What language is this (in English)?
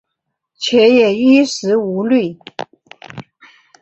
Chinese